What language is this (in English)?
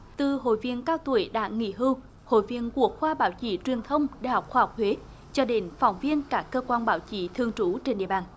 Vietnamese